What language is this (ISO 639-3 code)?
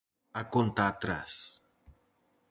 glg